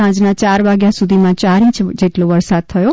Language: Gujarati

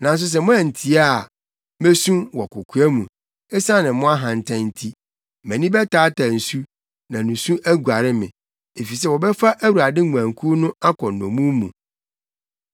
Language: Akan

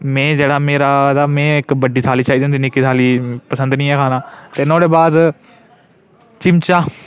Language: Dogri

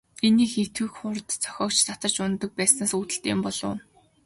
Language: Mongolian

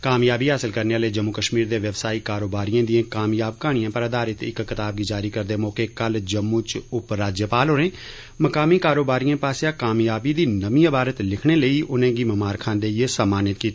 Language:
Dogri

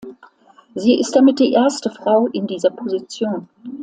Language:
German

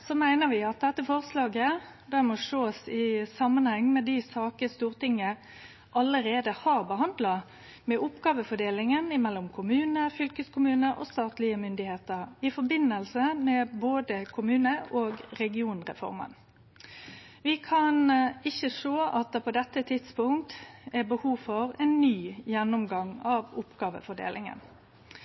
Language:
Norwegian Nynorsk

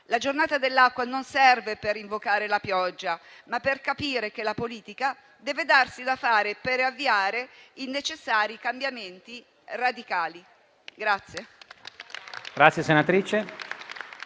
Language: Italian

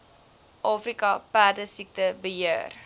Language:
Afrikaans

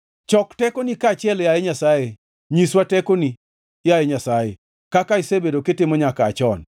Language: Luo (Kenya and Tanzania)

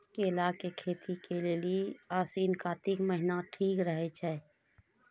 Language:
Maithili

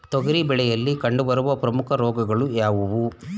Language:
Kannada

